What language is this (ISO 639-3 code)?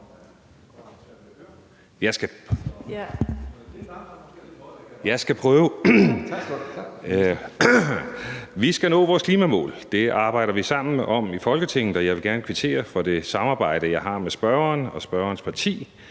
dan